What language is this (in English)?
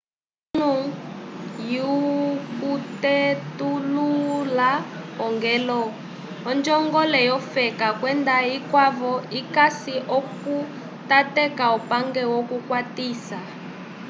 Umbundu